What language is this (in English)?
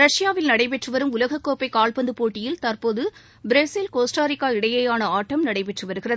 Tamil